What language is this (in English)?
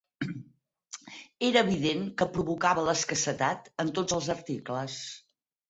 Catalan